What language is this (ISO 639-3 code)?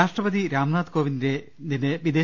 mal